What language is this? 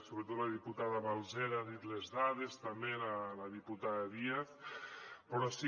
Catalan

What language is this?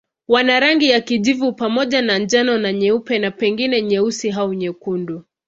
Swahili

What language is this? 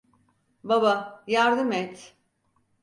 Turkish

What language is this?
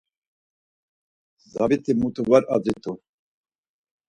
Laz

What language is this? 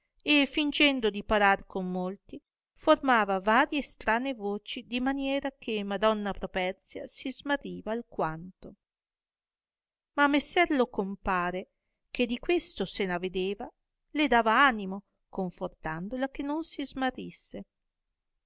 Italian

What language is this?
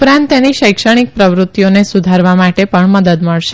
Gujarati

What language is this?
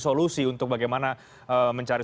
Indonesian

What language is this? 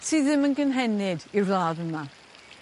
Welsh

